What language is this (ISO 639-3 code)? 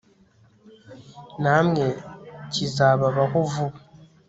kin